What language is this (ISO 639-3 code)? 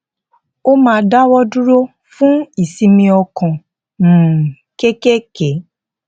yor